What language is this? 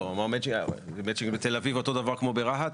Hebrew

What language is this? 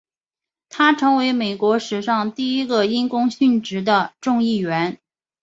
Chinese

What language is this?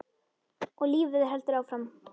Icelandic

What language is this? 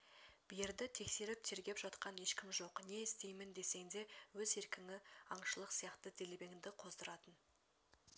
Kazakh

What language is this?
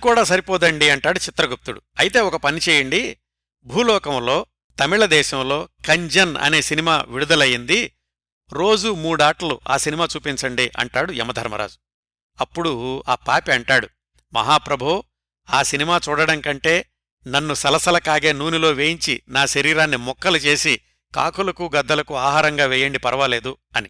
Telugu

